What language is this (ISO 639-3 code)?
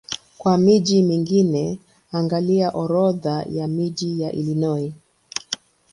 swa